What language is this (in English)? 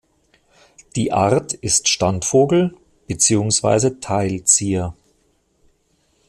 German